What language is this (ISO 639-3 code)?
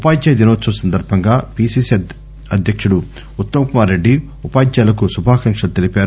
tel